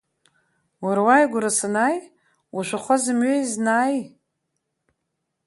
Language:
Abkhazian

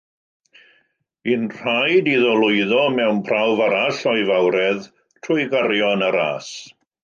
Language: Welsh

